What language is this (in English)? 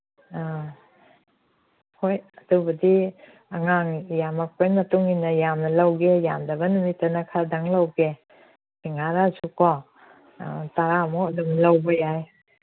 Manipuri